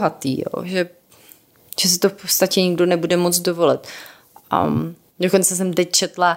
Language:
Czech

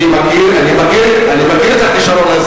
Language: Hebrew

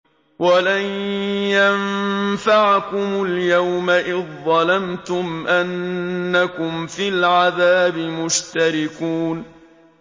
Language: Arabic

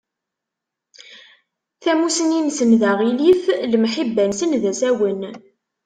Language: Kabyle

